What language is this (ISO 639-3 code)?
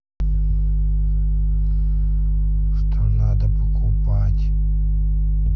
rus